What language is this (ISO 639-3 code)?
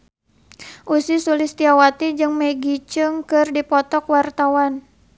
sun